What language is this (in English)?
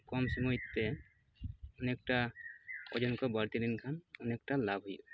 Santali